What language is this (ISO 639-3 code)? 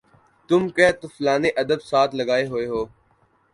urd